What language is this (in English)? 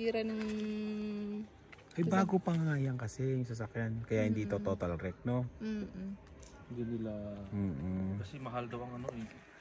Filipino